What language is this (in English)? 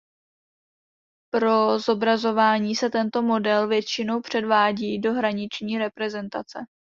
Czech